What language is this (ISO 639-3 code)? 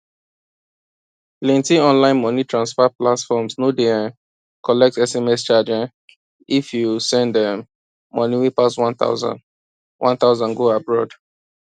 pcm